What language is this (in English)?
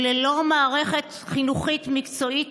Hebrew